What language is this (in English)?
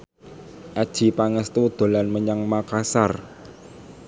Javanese